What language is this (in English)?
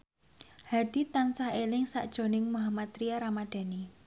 Javanese